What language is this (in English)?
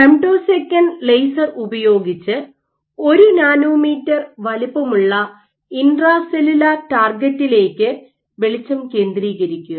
Malayalam